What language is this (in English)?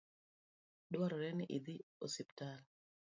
Luo (Kenya and Tanzania)